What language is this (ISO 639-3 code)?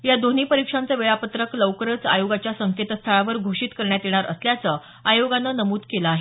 mar